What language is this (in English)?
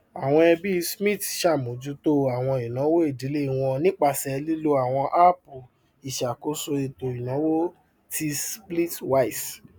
Yoruba